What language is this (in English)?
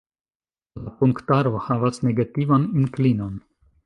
Esperanto